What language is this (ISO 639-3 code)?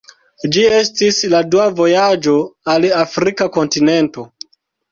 epo